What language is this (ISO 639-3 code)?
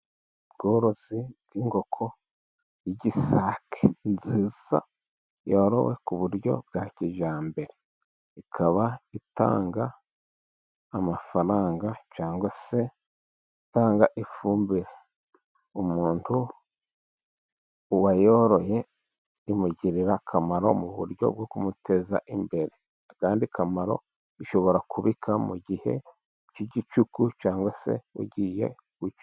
kin